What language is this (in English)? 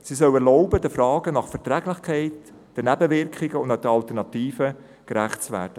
Swiss German